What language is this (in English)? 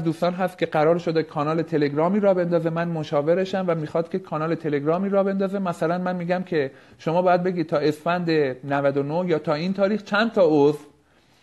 Persian